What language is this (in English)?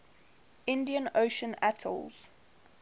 English